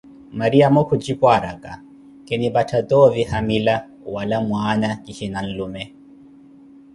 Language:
Koti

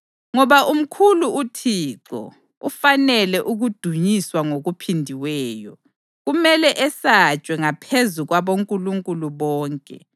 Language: North Ndebele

